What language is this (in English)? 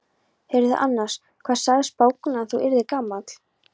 Icelandic